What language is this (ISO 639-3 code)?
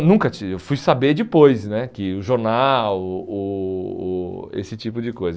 por